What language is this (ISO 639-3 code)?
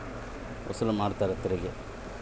kan